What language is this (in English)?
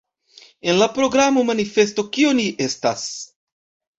Esperanto